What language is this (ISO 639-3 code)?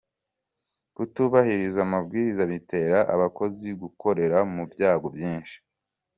kin